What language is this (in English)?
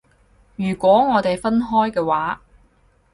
Cantonese